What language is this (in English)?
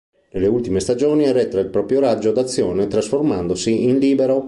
Italian